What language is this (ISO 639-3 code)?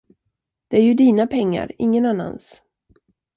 swe